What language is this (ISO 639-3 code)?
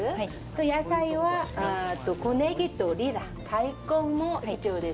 jpn